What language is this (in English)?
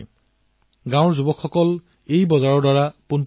Assamese